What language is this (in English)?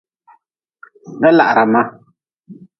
Nawdm